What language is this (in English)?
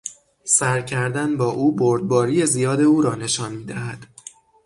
Persian